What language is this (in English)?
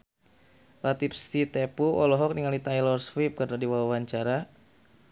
Sundanese